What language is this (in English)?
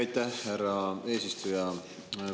Estonian